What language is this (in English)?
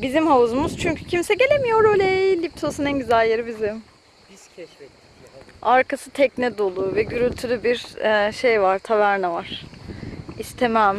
Turkish